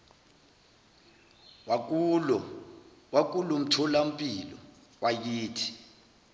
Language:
Zulu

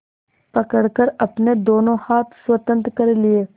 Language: Hindi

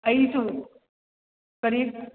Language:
Manipuri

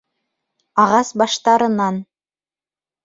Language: Bashkir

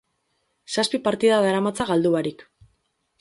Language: Basque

